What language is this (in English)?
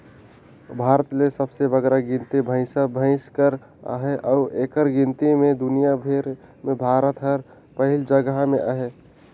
Chhattisgarhi